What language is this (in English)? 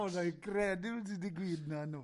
Welsh